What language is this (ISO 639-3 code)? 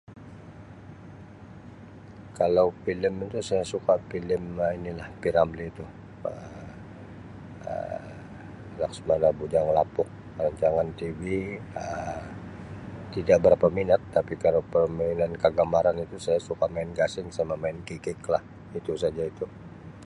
msi